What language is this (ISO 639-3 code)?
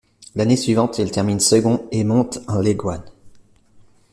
fra